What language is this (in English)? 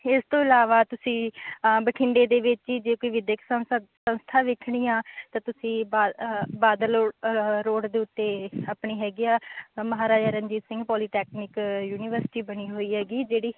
Punjabi